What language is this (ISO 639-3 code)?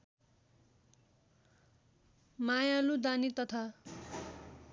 nep